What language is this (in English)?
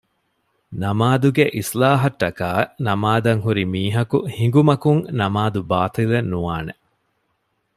Divehi